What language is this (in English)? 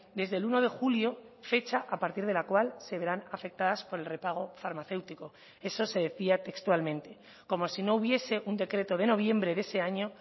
Spanish